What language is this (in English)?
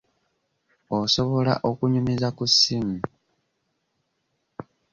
Ganda